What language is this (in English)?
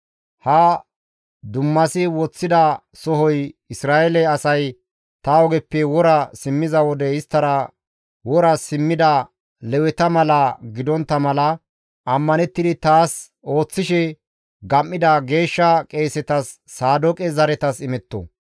Gamo